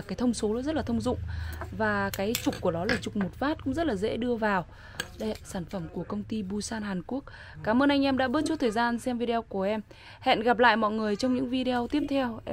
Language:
Vietnamese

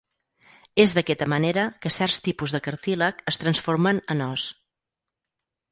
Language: Catalan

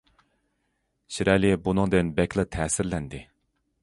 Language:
Uyghur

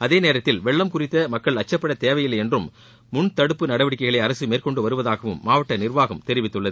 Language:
Tamil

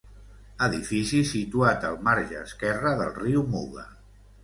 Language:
Catalan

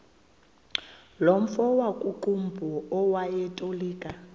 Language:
Xhosa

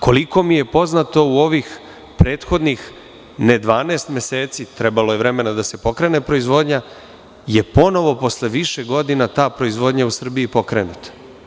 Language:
Serbian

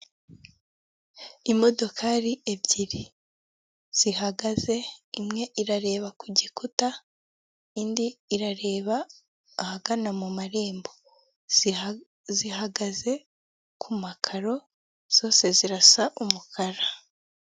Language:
Kinyarwanda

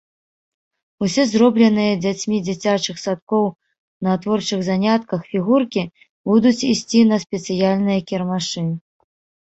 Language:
Belarusian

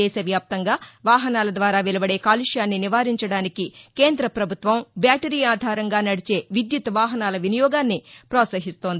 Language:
Telugu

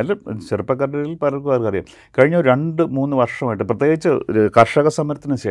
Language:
Malayalam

